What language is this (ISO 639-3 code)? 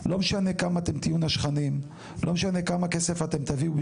heb